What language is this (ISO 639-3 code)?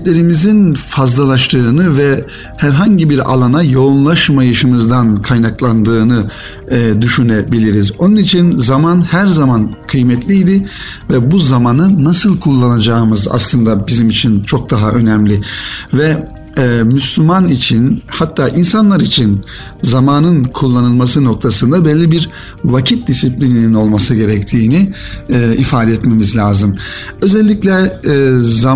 tur